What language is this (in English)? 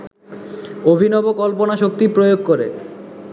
Bangla